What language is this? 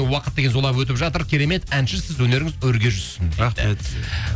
Kazakh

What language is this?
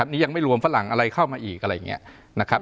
Thai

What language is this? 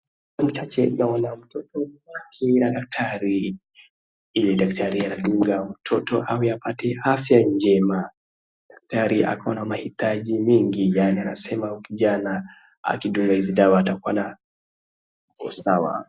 Swahili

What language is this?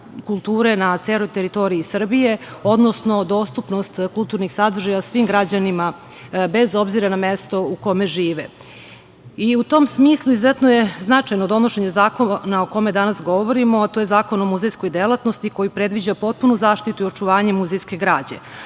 Serbian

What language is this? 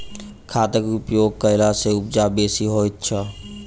Maithili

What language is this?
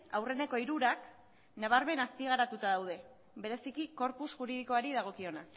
Basque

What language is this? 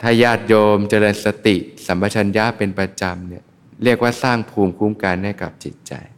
Thai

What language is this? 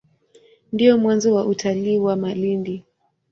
Swahili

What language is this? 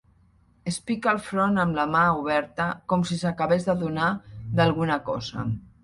Catalan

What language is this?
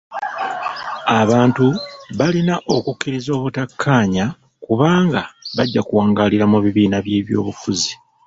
Ganda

